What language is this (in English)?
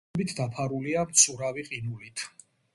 Georgian